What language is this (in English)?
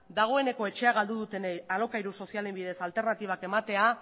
Basque